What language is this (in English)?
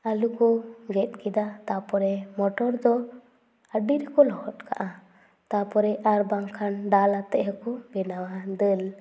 Santali